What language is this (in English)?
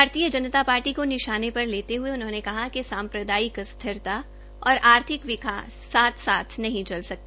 Hindi